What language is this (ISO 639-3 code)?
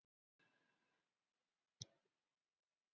isl